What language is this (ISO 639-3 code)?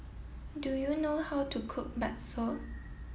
eng